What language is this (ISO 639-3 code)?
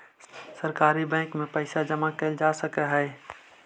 mag